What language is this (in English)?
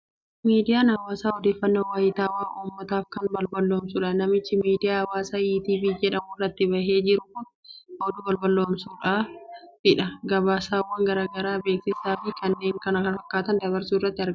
Oromo